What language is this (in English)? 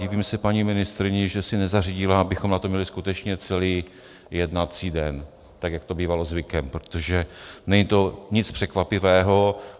Czech